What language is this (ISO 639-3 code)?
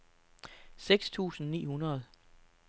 dan